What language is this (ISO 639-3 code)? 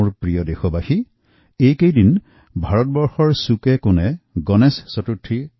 asm